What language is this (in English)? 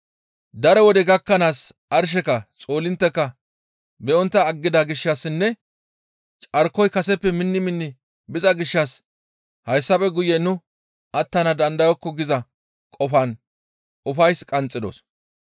Gamo